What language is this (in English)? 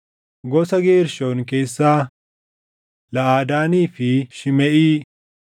Oromo